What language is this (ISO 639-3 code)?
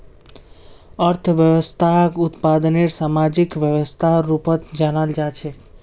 mag